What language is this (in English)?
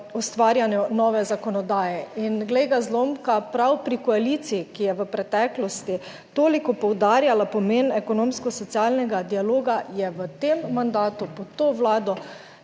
Slovenian